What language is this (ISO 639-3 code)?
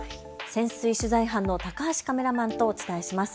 jpn